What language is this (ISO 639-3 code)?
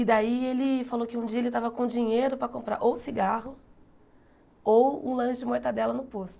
por